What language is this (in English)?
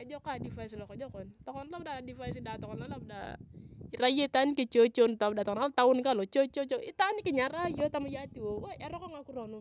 Turkana